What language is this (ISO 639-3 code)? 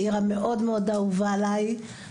heb